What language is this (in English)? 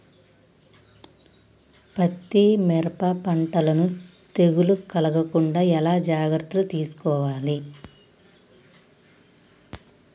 Telugu